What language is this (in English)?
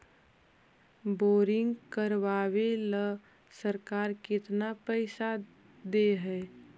Magahi